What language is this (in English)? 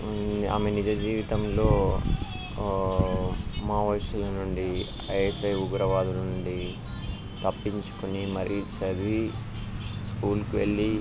Telugu